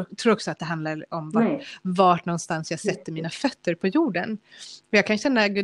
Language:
Swedish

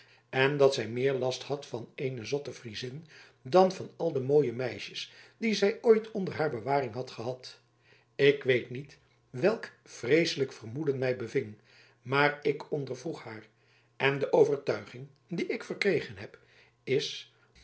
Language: Dutch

